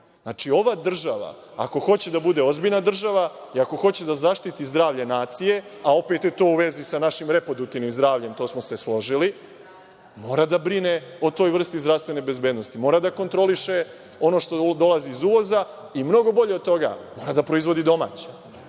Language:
Serbian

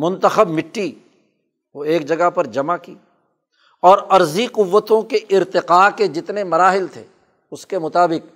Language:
Urdu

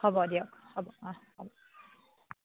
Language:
Assamese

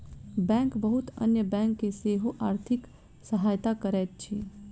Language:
Maithili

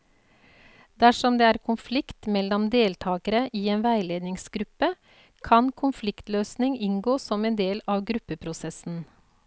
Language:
Norwegian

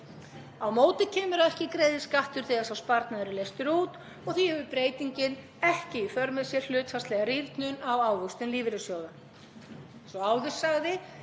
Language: Icelandic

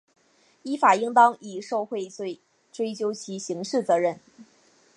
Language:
Chinese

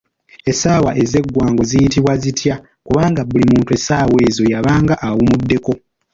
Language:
Ganda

